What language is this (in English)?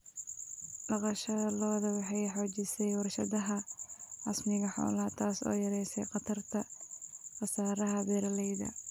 Somali